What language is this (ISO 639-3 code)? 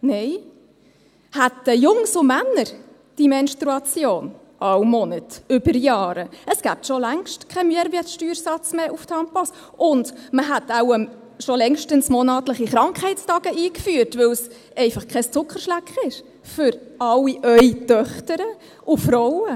gsw